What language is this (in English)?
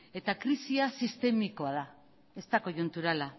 Basque